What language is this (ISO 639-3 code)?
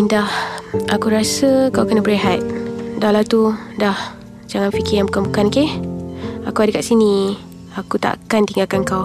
msa